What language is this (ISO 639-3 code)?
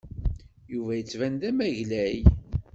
kab